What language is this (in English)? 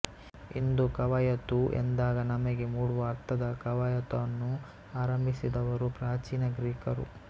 Kannada